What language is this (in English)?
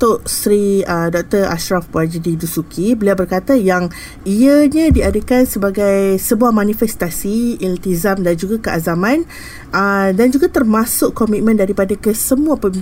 Malay